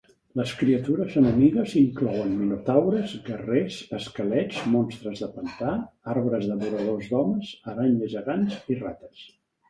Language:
Catalan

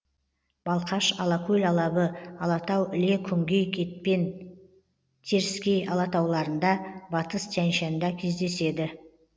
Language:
Kazakh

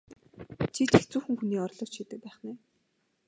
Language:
Mongolian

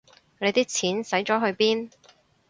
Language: Cantonese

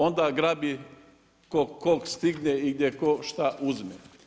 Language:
Croatian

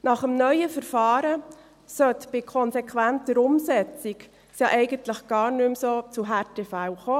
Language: Swiss German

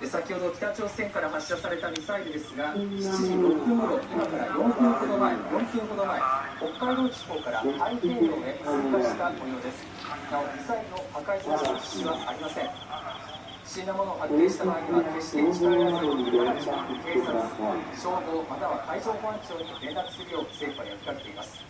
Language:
Japanese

